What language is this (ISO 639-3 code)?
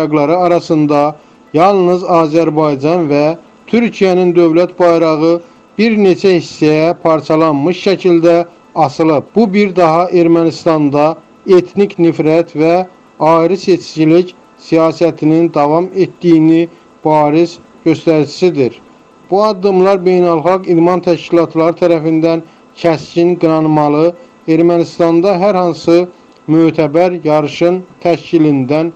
tur